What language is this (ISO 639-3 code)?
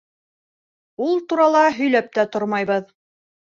bak